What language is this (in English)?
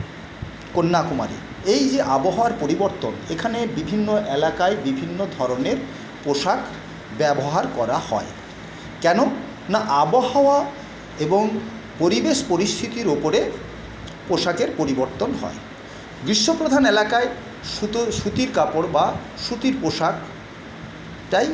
Bangla